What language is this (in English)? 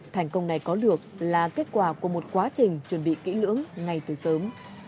Vietnamese